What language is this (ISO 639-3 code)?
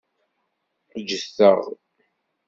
kab